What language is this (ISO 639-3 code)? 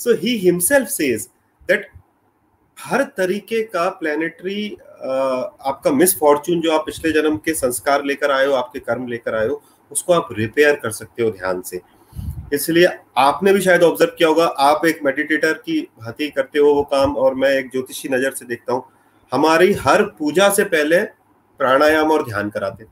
hin